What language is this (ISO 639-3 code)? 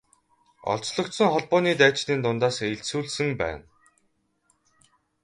mon